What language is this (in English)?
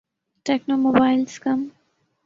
Urdu